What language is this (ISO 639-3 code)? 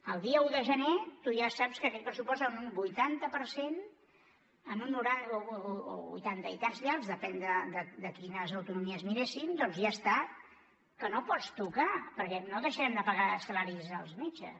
cat